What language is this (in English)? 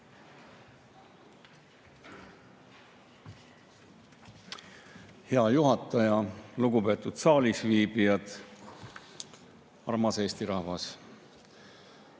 Estonian